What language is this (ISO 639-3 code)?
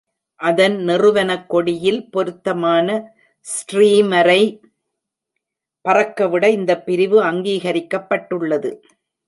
tam